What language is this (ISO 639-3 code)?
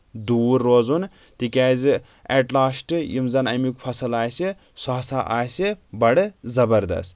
kas